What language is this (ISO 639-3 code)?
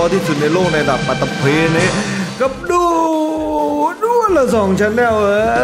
tha